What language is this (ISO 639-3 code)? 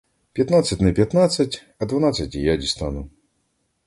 ukr